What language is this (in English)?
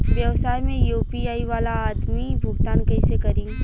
Bhojpuri